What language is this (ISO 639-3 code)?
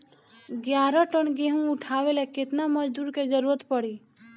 bho